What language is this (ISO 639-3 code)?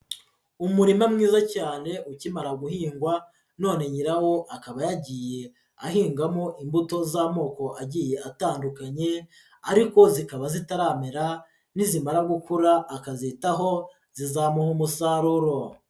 kin